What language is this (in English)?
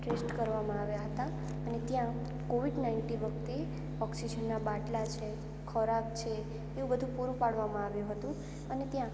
Gujarati